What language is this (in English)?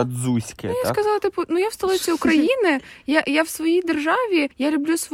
Ukrainian